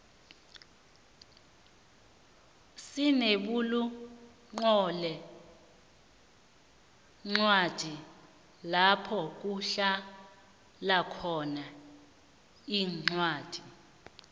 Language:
South Ndebele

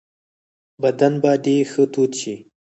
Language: Pashto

